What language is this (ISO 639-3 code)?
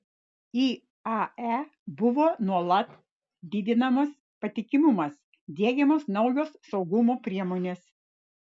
lit